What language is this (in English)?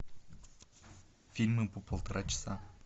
Russian